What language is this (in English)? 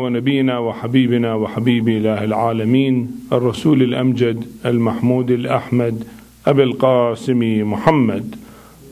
Arabic